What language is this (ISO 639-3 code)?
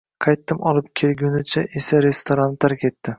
uzb